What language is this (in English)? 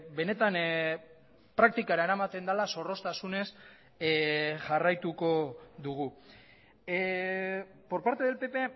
Basque